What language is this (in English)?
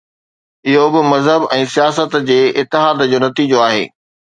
Sindhi